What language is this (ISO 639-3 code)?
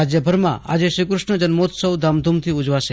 guj